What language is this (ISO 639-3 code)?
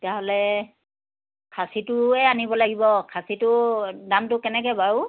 asm